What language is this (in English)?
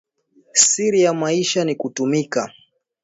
Swahili